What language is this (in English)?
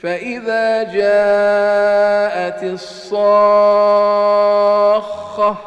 Arabic